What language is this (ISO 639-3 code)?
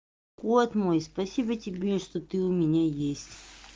rus